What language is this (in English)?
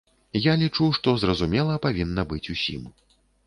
Belarusian